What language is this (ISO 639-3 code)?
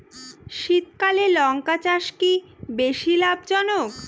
ben